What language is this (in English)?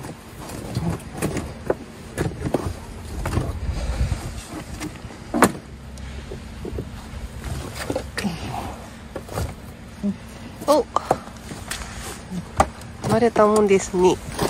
Japanese